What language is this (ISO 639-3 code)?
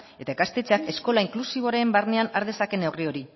eus